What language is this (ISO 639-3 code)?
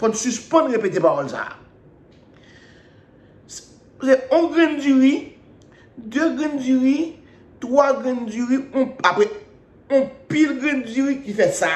fra